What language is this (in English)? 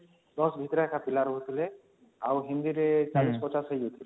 Odia